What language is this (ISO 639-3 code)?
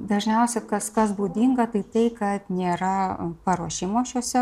lit